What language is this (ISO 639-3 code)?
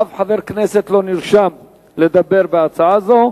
heb